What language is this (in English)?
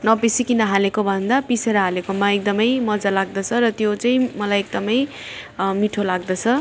Nepali